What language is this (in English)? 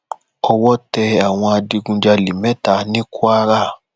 Yoruba